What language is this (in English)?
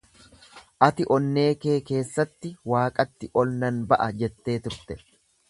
Oromo